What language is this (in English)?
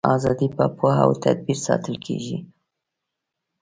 Pashto